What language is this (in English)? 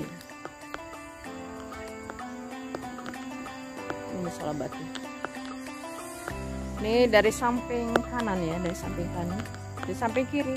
Indonesian